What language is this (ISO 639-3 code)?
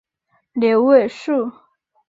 zho